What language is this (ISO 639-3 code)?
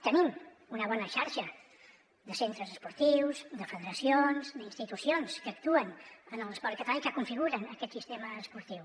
cat